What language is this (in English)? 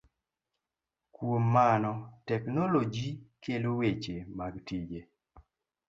Luo (Kenya and Tanzania)